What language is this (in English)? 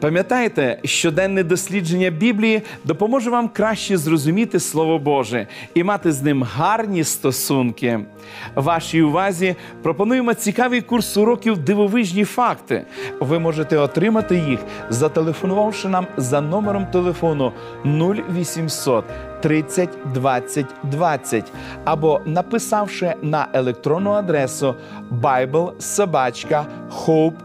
Ukrainian